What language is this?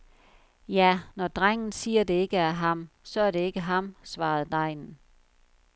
Danish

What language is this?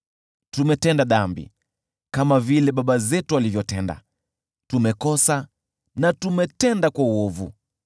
Swahili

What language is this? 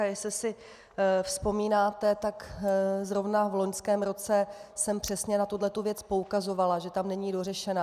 Czech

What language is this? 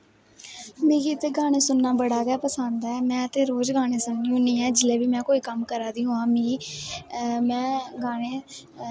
Dogri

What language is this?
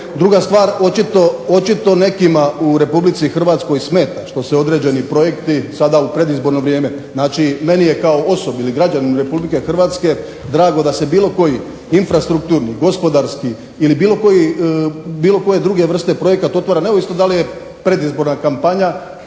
Croatian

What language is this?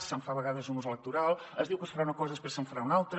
Catalan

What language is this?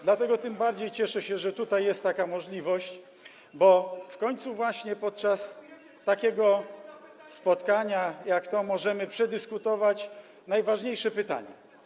Polish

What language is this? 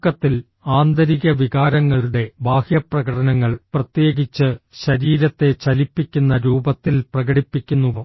Malayalam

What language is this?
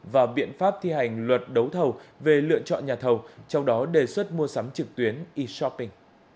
Vietnamese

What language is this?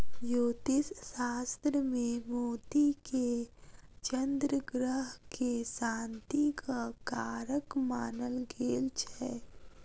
Maithili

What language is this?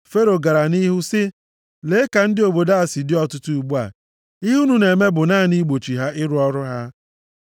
Igbo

